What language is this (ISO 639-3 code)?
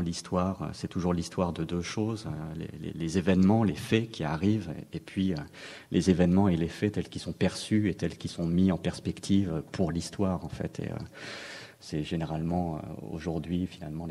fra